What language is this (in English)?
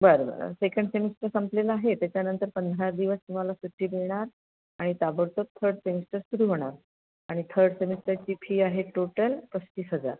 Marathi